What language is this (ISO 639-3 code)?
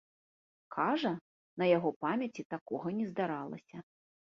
bel